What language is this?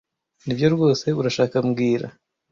Kinyarwanda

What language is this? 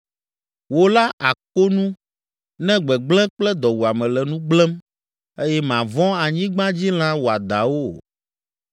Ewe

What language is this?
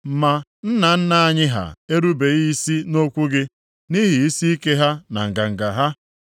Igbo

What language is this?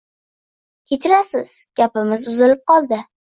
Uzbek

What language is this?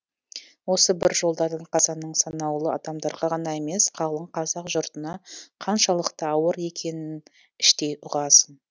Kazakh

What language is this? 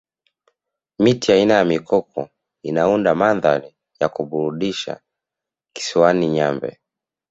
Swahili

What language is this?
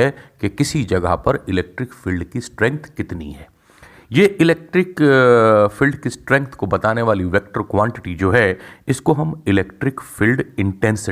Hindi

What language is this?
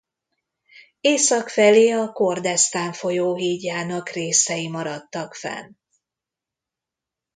Hungarian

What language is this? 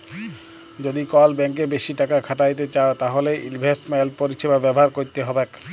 Bangla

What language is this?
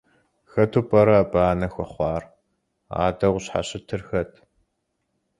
Kabardian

